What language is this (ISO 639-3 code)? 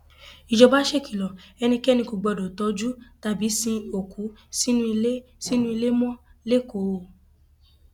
yor